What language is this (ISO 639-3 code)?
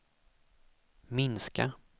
swe